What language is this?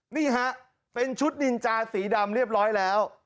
Thai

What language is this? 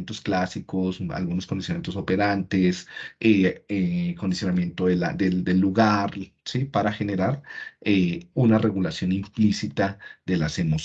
Spanish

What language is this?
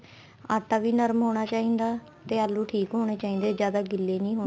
Punjabi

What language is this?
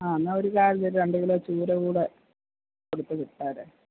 Malayalam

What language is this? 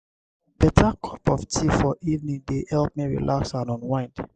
Nigerian Pidgin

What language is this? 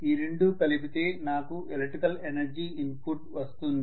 Telugu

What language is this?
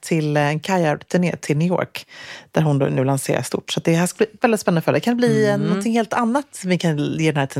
Swedish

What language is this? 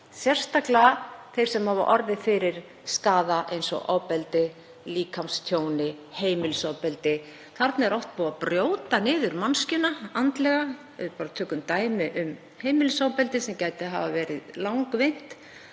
Icelandic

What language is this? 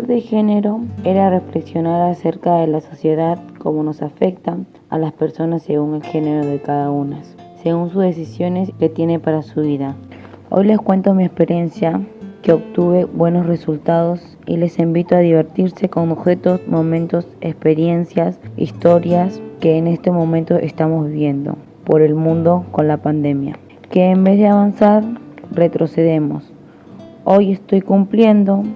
Spanish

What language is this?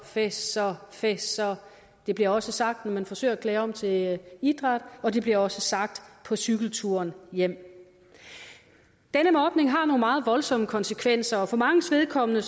Danish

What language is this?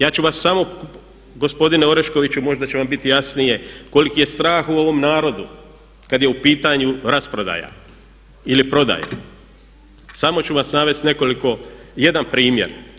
Croatian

